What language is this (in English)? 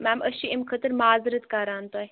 Kashmiri